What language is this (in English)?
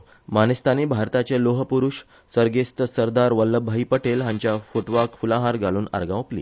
Konkani